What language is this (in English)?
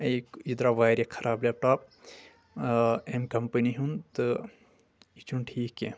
Kashmiri